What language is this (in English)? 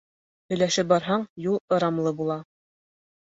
Bashkir